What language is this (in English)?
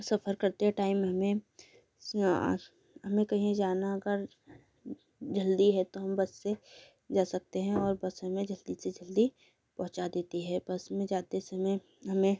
Hindi